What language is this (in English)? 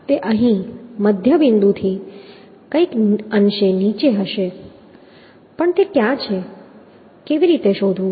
Gujarati